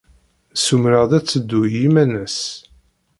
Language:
Kabyle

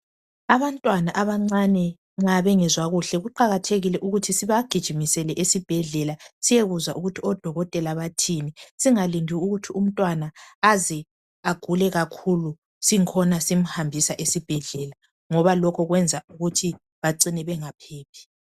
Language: North Ndebele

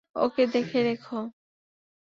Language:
Bangla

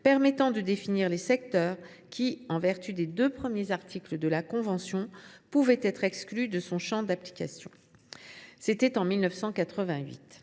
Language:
French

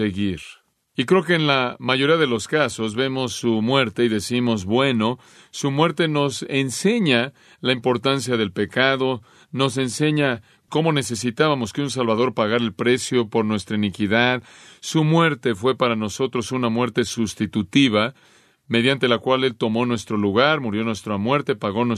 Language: Spanish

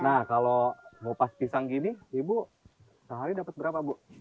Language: Indonesian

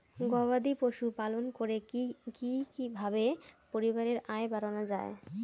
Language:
Bangla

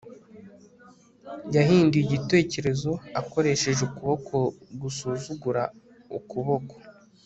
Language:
Kinyarwanda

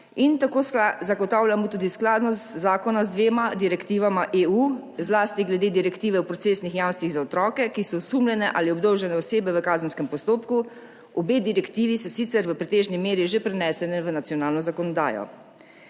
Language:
Slovenian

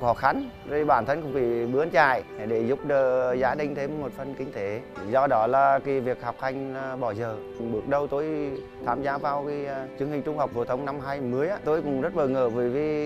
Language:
Vietnamese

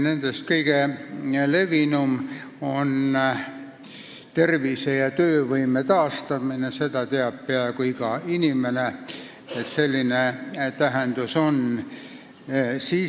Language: Estonian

